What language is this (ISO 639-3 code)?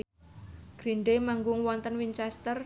jav